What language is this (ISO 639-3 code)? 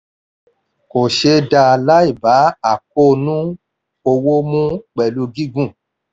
yor